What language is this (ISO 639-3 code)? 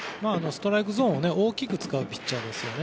jpn